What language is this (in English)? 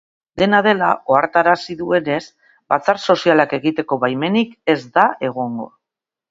Basque